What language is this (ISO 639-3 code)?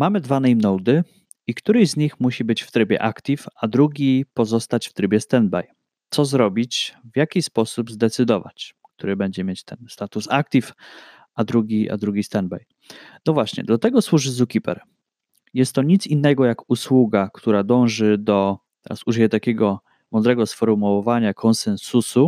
pol